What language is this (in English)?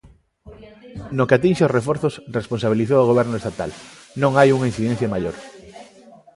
Galician